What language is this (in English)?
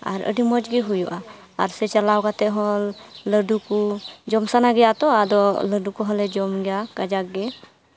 Santali